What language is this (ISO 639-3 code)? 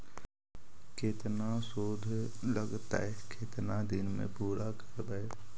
mag